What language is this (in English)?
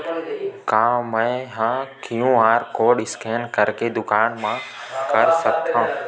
Chhattisgarhi